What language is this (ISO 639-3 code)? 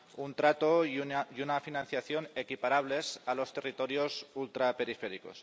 spa